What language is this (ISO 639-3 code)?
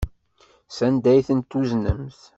kab